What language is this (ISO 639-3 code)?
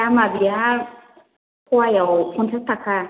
brx